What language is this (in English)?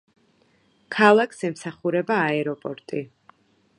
Georgian